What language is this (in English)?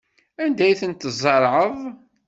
Kabyle